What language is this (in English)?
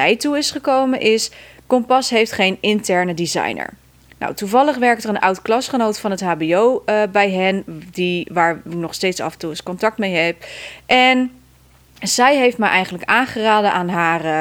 Dutch